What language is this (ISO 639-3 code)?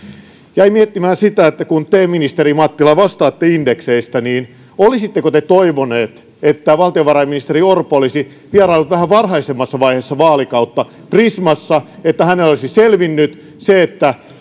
fin